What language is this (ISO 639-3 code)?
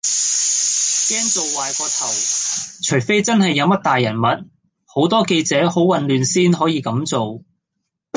yue